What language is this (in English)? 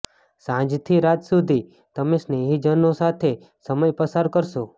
Gujarati